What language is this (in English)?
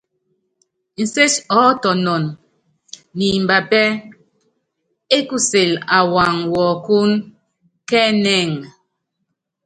Yangben